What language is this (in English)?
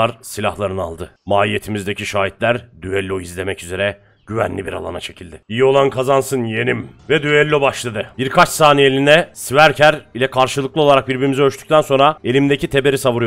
Turkish